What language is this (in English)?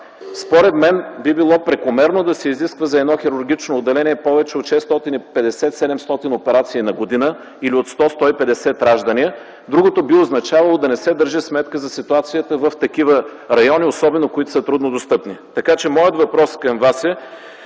Bulgarian